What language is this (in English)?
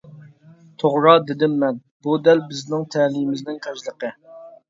Uyghur